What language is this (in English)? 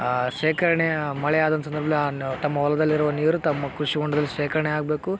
Kannada